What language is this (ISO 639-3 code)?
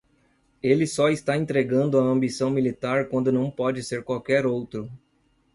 por